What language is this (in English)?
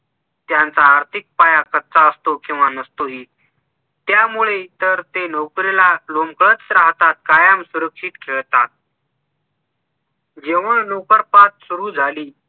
Marathi